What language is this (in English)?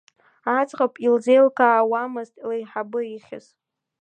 Abkhazian